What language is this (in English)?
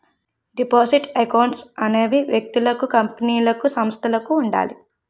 Telugu